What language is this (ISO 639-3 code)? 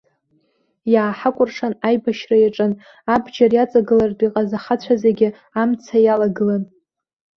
abk